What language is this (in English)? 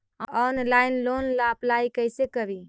Magahi